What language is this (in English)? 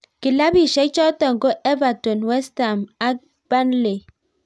Kalenjin